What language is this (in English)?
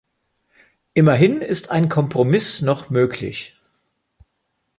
German